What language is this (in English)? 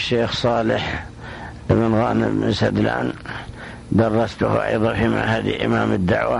Arabic